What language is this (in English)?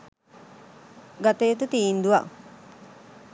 Sinhala